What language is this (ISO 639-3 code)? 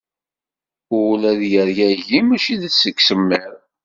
kab